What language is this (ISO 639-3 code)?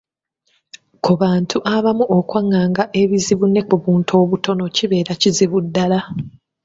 lug